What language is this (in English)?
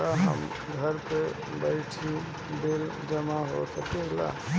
Bhojpuri